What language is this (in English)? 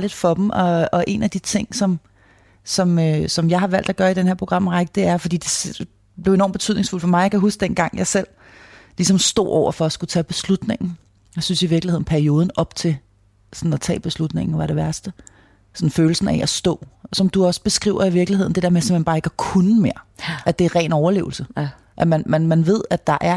Danish